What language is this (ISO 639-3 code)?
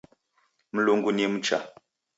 dav